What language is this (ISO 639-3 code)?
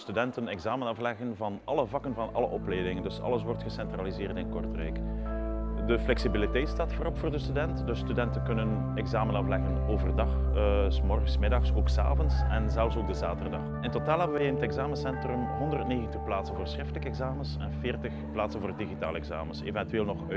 nld